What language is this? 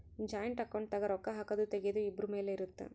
Kannada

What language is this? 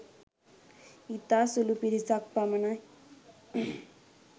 Sinhala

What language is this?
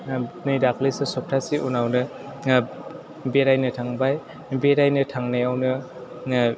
Bodo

